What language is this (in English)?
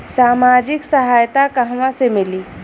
Bhojpuri